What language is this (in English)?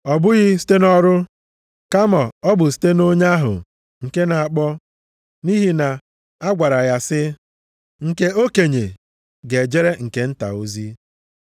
Igbo